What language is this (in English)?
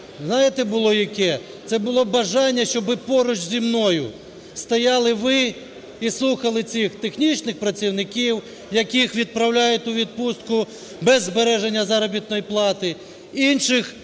Ukrainian